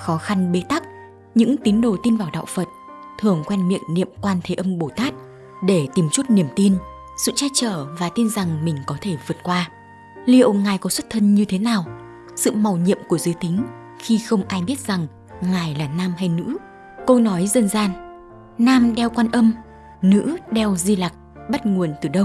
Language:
Vietnamese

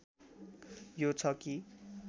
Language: Nepali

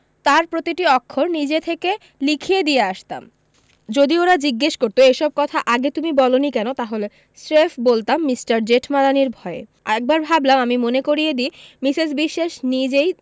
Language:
Bangla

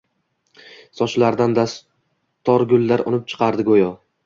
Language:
Uzbek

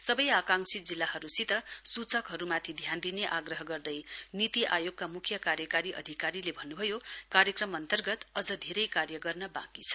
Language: Nepali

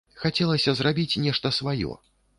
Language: Belarusian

